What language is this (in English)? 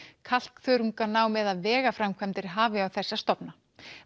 Icelandic